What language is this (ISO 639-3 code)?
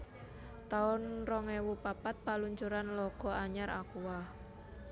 jav